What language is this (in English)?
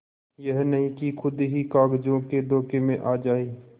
Hindi